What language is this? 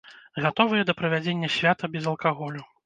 Belarusian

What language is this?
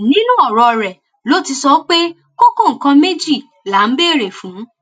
Yoruba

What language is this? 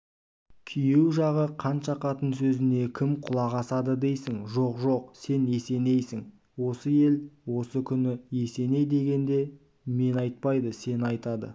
Kazakh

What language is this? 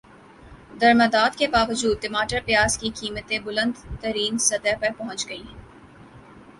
Urdu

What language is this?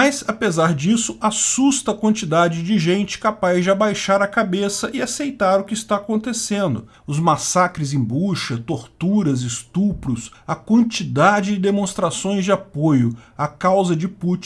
Portuguese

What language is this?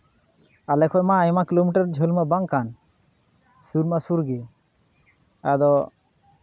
Santali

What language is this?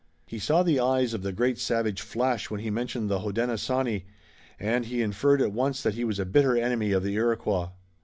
English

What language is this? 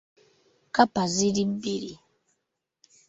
Ganda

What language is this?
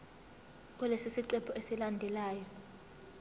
Zulu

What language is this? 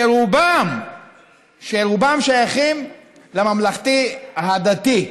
Hebrew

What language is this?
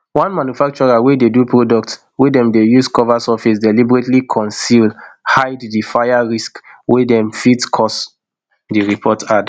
Nigerian Pidgin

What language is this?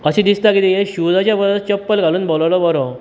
Konkani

